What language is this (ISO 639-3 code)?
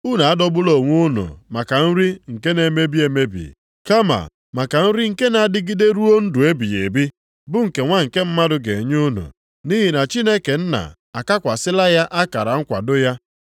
ibo